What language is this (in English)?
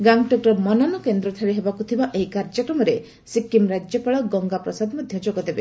Odia